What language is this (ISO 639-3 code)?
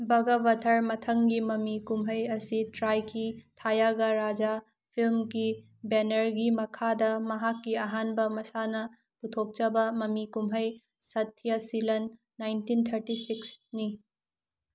mni